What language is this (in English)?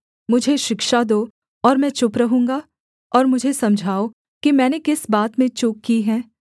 Hindi